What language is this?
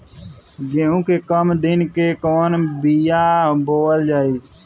Bhojpuri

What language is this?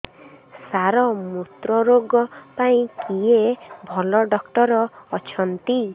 Odia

